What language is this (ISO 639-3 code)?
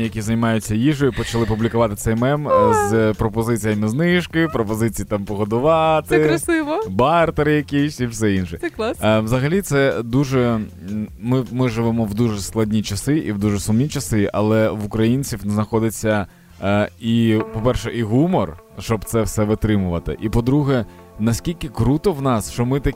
ukr